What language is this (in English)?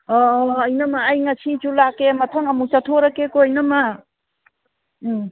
Manipuri